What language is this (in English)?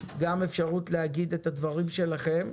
Hebrew